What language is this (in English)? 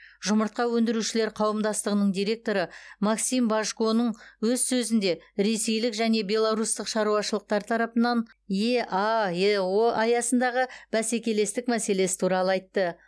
Kazakh